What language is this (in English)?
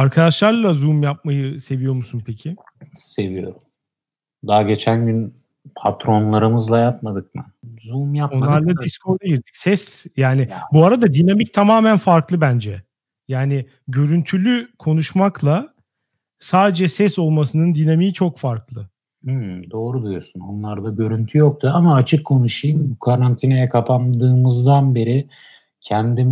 Turkish